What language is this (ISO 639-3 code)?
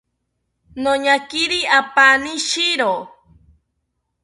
cpy